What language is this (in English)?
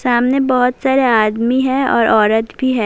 Urdu